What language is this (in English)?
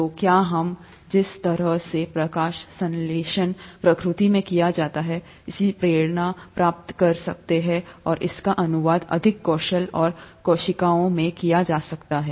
Hindi